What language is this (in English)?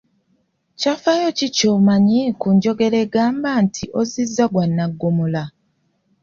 Ganda